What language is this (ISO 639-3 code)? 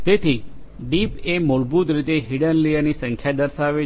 guj